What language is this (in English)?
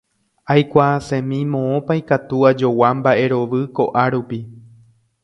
Guarani